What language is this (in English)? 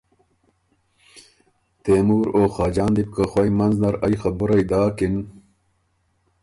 Ormuri